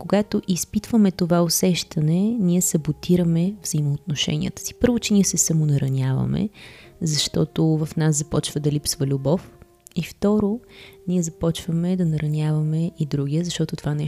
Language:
Bulgarian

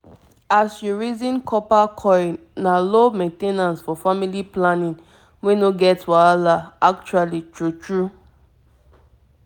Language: Nigerian Pidgin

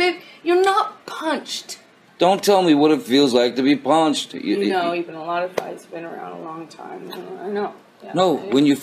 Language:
German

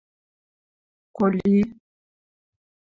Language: Western Mari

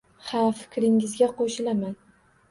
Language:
Uzbek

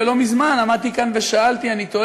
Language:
Hebrew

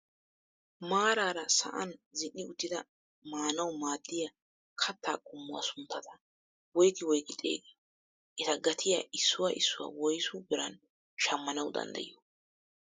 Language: Wolaytta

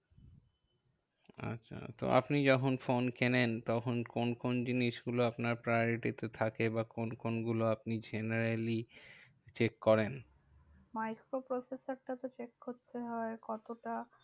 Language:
Bangla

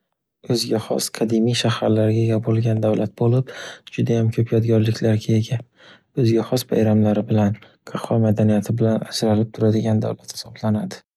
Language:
Uzbek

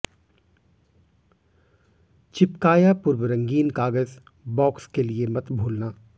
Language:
Hindi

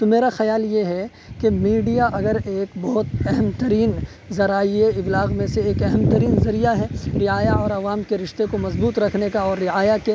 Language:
Urdu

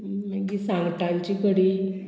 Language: Konkani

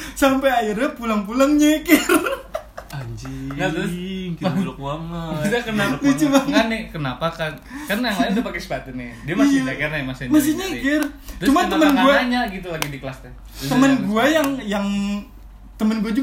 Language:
Indonesian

